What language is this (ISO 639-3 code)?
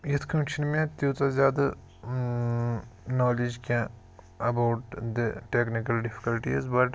kas